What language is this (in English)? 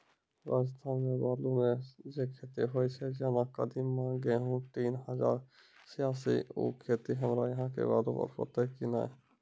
Maithili